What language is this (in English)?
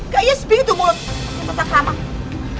Indonesian